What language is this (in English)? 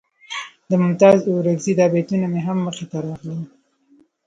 Pashto